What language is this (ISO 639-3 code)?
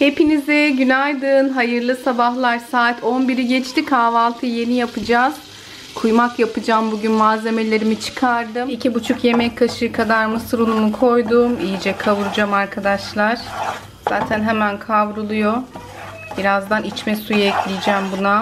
tur